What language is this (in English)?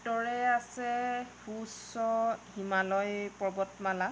Assamese